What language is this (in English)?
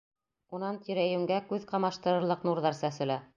Bashkir